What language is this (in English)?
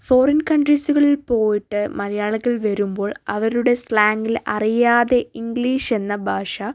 Malayalam